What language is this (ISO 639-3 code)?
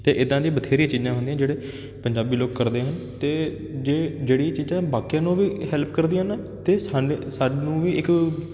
pan